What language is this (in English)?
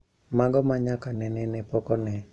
Luo (Kenya and Tanzania)